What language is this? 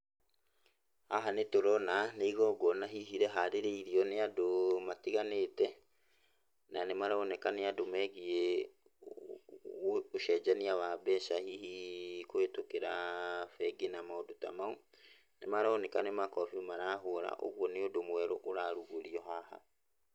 Kikuyu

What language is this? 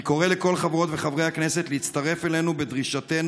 Hebrew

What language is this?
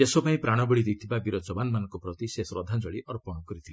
Odia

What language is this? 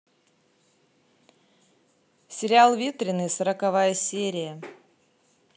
Russian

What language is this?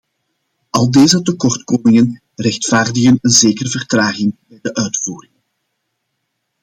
Dutch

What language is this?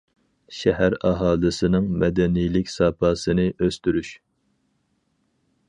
Uyghur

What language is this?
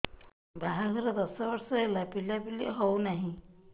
Odia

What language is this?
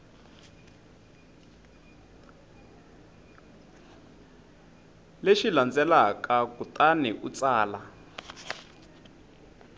Tsonga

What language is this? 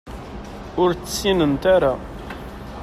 Kabyle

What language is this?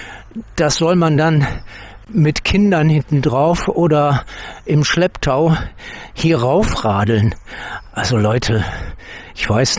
German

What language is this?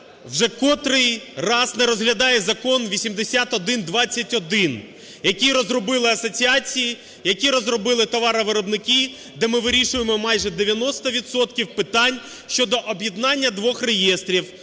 Ukrainian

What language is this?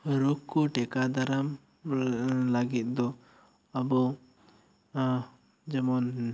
Santali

